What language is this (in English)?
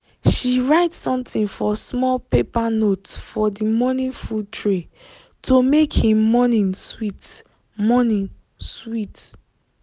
Nigerian Pidgin